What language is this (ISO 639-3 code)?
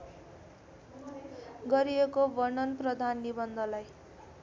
nep